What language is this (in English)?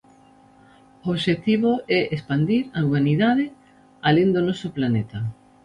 Galician